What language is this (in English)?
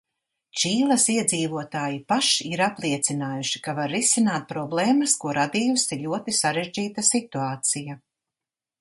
Latvian